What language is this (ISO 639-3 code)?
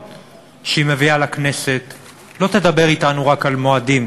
heb